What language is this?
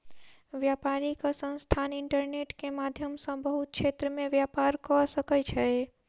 Maithili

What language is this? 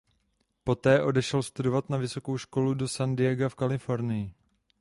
Czech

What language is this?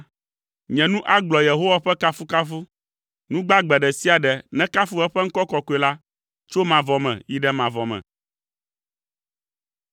Ewe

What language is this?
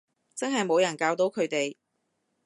Cantonese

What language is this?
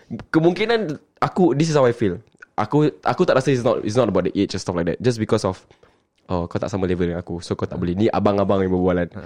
Malay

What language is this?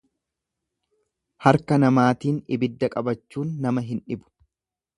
Oromo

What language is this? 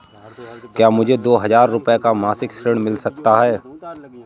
Hindi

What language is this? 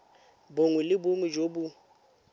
Tswana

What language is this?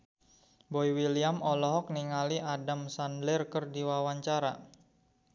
Sundanese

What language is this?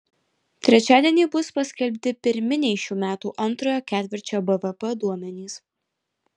Lithuanian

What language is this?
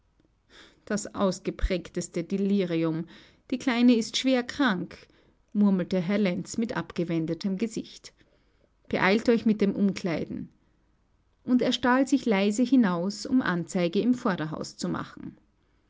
German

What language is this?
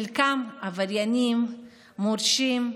Hebrew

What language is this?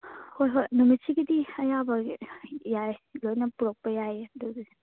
Manipuri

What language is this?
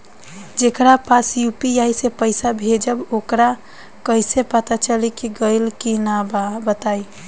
Bhojpuri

